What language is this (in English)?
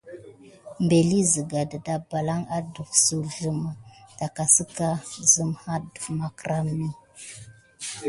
Gidar